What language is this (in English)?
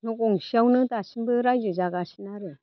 Bodo